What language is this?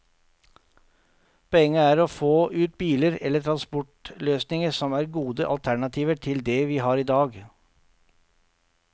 Norwegian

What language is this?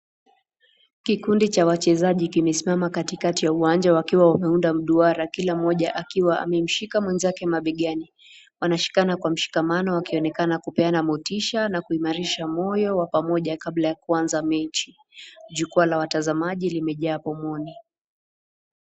Swahili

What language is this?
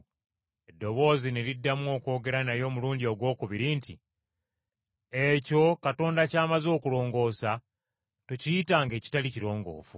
Ganda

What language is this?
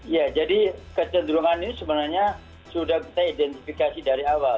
Indonesian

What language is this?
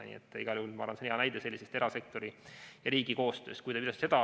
Estonian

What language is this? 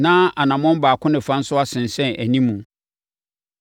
Akan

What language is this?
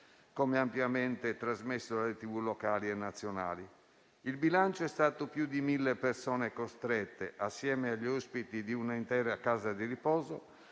Italian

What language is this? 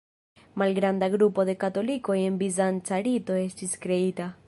Esperanto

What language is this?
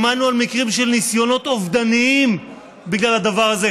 Hebrew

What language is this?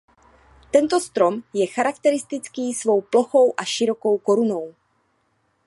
Czech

